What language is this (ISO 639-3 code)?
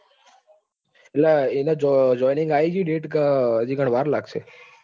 guj